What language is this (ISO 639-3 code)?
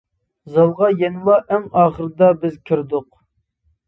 uig